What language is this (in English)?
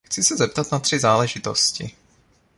Czech